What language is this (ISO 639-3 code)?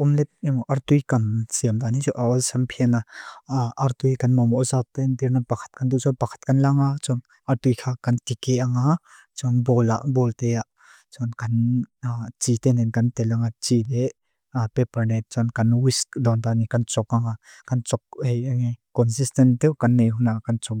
lus